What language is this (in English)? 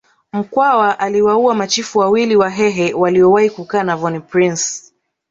Swahili